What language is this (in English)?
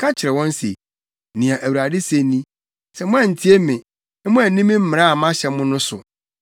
Akan